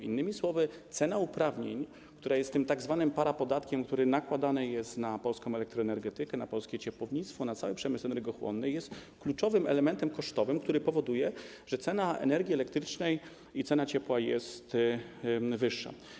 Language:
Polish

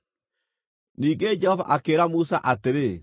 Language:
Kikuyu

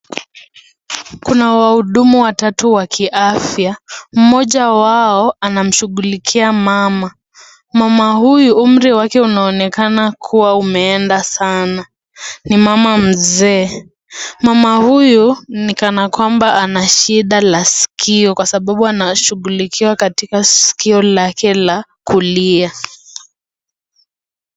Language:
Swahili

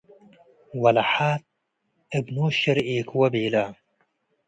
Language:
Tigre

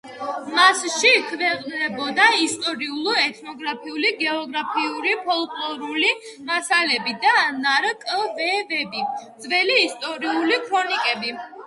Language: Georgian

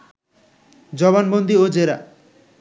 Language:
Bangla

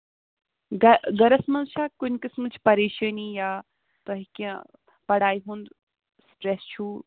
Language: Kashmiri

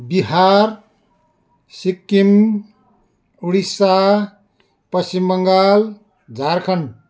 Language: Nepali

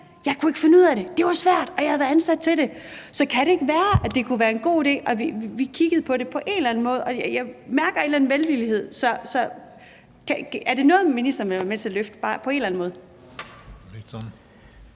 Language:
Danish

